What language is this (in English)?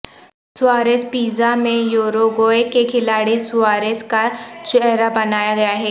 Urdu